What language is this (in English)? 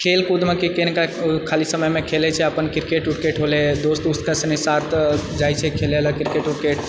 Maithili